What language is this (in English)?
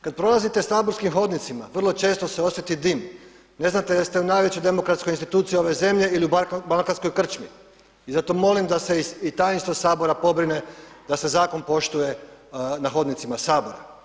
Croatian